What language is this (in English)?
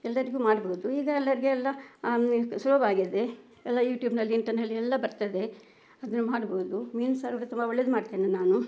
Kannada